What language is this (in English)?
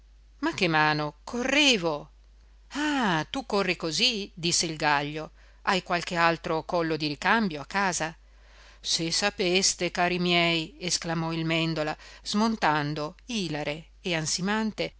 Italian